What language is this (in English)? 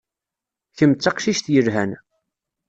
Kabyle